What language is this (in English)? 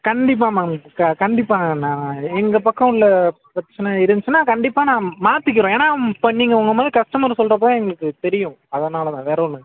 Tamil